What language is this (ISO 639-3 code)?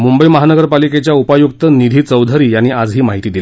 mar